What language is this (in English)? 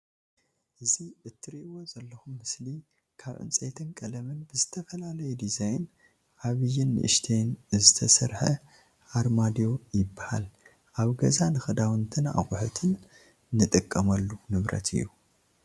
Tigrinya